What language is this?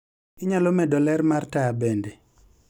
Luo (Kenya and Tanzania)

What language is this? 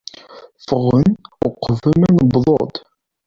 Kabyle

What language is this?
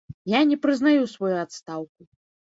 Belarusian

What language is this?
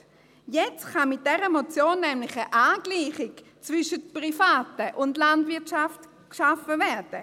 Swiss German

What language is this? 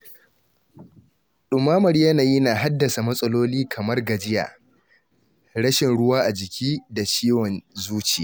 Hausa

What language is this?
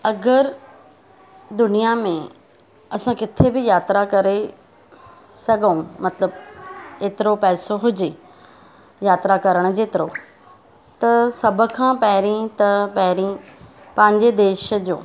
Sindhi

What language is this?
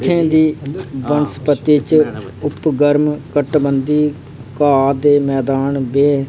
Dogri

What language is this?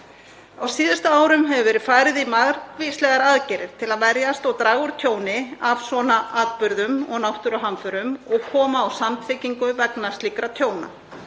Icelandic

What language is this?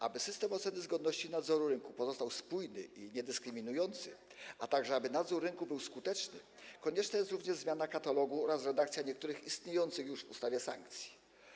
Polish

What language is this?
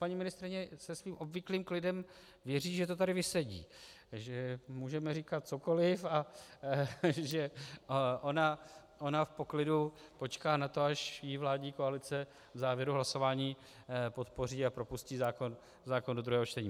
Czech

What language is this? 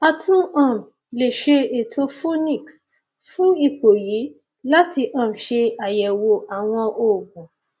Yoruba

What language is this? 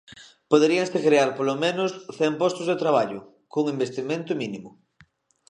Galician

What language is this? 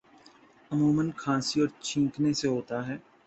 Urdu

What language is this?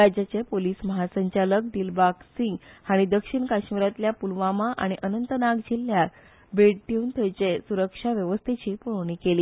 Konkani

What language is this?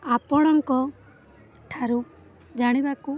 Odia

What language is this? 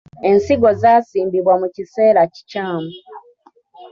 Ganda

